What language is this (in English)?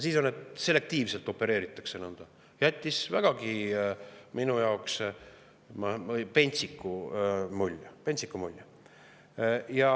Estonian